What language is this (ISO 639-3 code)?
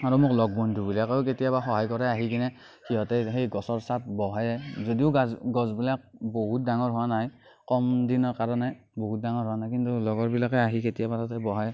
asm